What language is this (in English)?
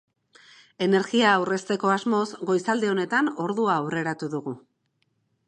Basque